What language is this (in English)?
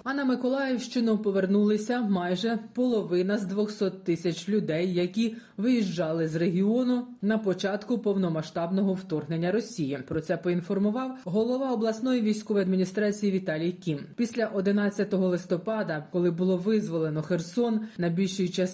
Ukrainian